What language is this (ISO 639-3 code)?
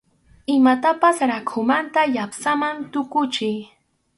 qxu